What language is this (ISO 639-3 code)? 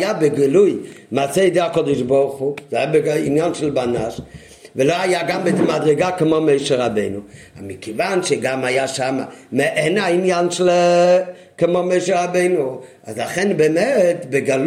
heb